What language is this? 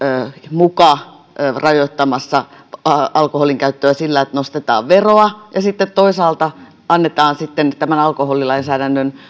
Finnish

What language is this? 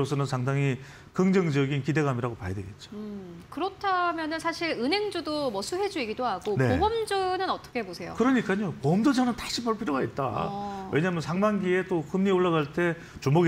Korean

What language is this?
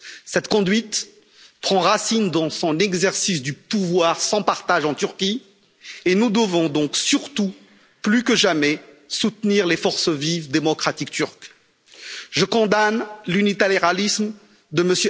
French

